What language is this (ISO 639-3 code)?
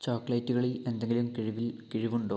mal